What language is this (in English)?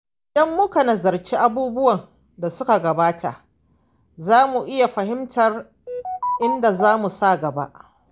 Hausa